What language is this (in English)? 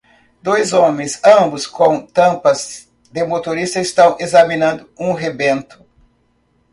Portuguese